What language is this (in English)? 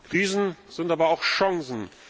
German